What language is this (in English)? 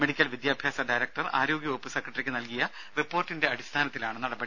Malayalam